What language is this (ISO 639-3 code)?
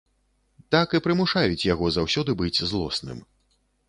bel